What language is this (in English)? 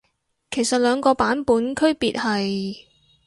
Cantonese